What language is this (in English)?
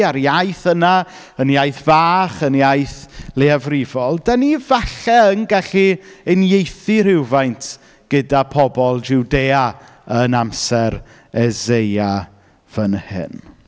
Welsh